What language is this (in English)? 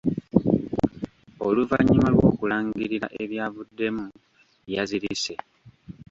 Ganda